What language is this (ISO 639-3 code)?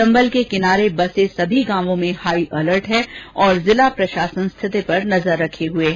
hin